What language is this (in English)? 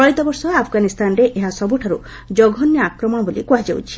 Odia